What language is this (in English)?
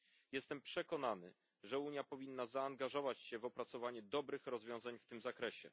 Polish